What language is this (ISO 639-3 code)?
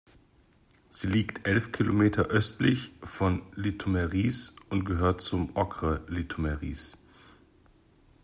deu